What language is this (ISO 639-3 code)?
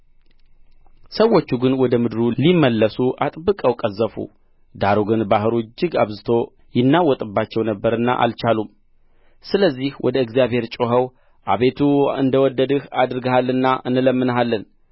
amh